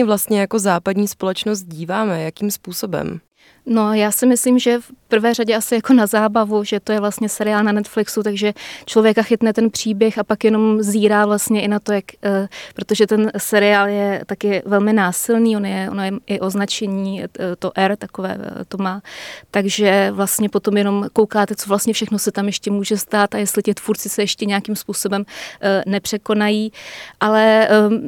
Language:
Czech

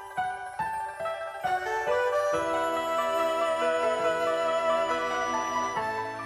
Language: Thai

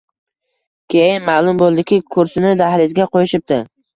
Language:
Uzbek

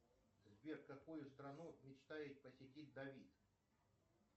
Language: Russian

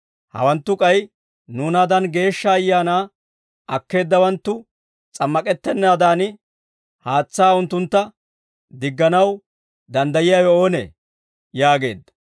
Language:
Dawro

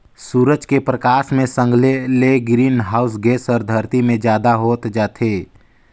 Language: Chhattisgarhi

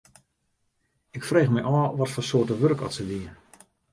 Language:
Western Frisian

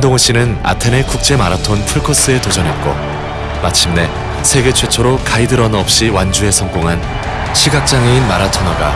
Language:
Korean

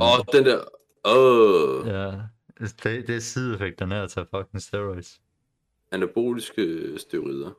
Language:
Danish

